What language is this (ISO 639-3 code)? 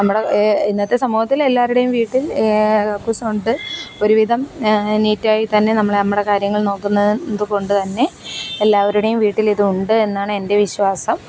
mal